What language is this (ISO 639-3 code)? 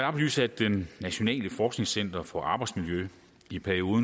dan